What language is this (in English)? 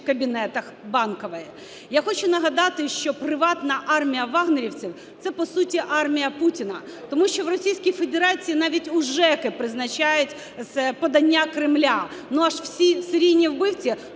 Ukrainian